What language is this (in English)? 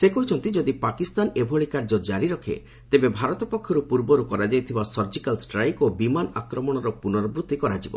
Odia